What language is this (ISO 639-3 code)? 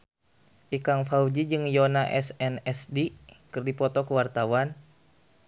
sun